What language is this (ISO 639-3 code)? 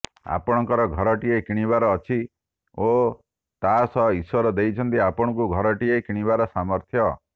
ori